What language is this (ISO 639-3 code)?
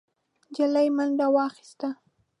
pus